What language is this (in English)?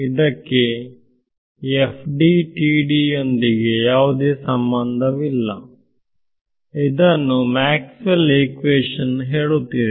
Kannada